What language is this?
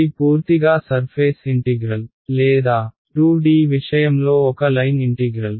Telugu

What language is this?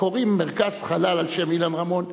Hebrew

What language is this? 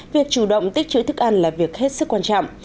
Vietnamese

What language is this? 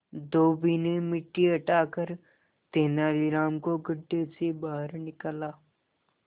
Hindi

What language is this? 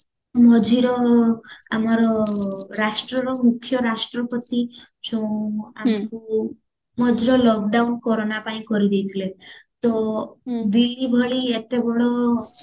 Odia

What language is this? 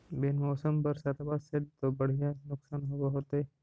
Magahi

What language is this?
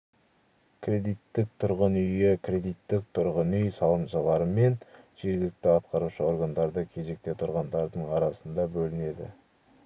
Kazakh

